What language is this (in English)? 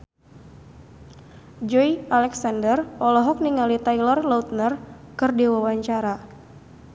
Sundanese